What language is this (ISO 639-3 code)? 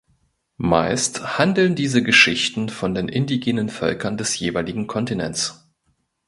deu